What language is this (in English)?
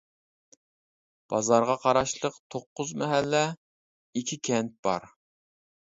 Uyghur